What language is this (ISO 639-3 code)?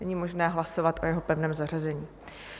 ces